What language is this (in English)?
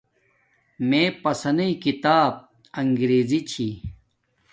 Domaaki